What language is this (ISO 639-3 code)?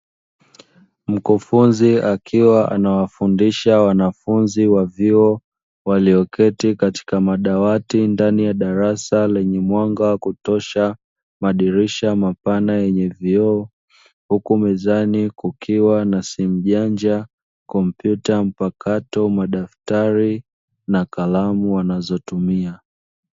swa